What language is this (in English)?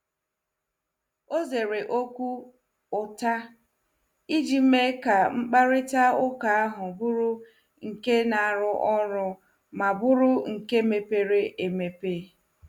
Igbo